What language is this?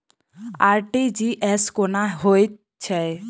Maithili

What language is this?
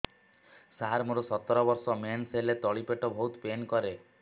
Odia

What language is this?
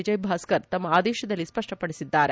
Kannada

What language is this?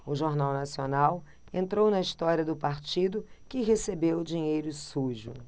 Portuguese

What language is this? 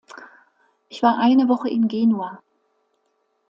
German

